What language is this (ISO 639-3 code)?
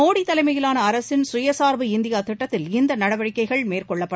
tam